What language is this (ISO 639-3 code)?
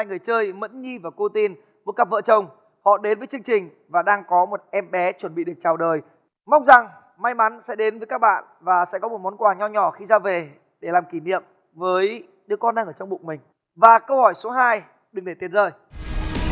vie